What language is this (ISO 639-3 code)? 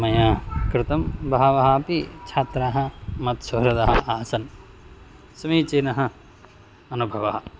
san